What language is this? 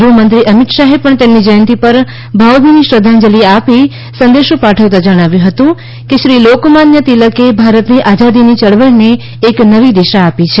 Gujarati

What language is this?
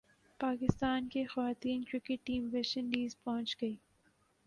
Urdu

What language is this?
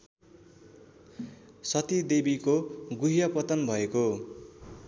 Nepali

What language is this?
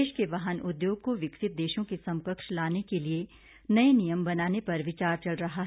Hindi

